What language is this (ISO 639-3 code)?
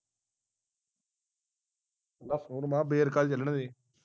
pan